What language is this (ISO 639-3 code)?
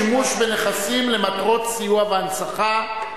heb